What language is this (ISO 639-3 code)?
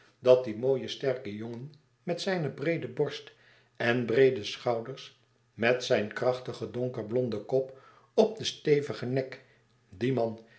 nld